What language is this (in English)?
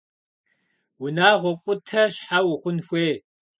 Kabardian